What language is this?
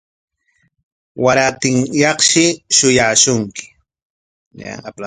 Corongo Ancash Quechua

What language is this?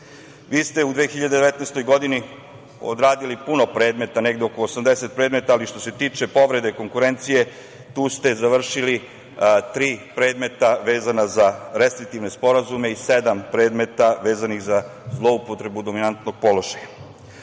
Serbian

